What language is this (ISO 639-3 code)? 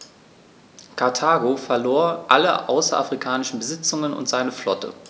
deu